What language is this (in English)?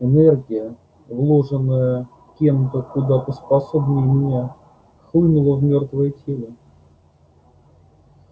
Russian